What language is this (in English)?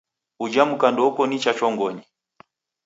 Taita